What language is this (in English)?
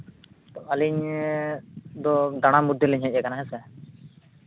Santali